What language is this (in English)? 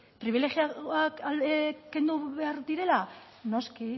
Basque